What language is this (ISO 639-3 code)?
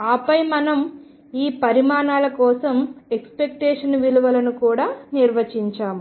tel